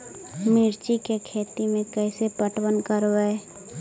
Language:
Magahi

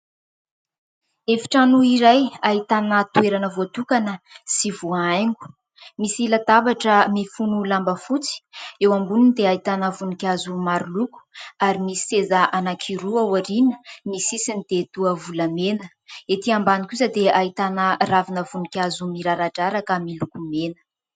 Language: Malagasy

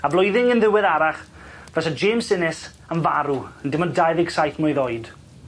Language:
Welsh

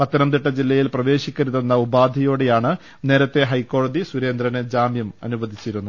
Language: Malayalam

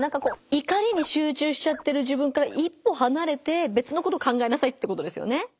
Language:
Japanese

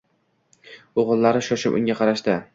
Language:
Uzbek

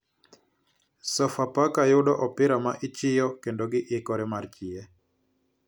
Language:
Luo (Kenya and Tanzania)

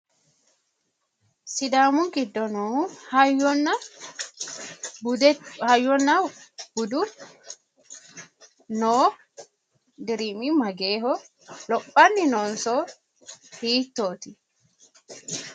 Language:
Sidamo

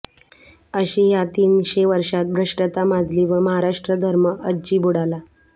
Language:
Marathi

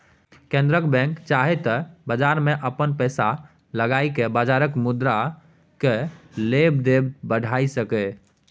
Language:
Maithili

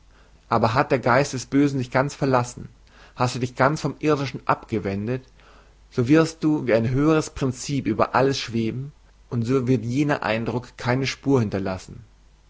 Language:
German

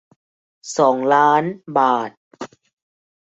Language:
Thai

